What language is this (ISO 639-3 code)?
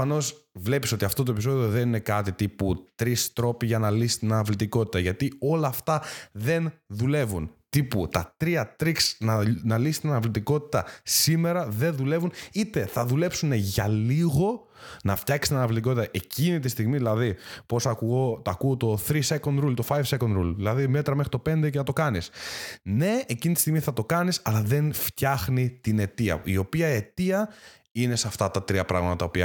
ell